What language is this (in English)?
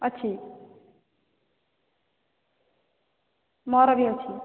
Odia